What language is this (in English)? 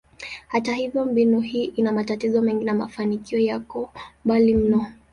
Swahili